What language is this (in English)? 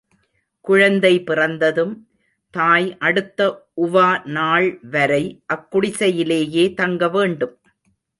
Tamil